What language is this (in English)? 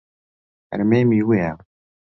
Central Kurdish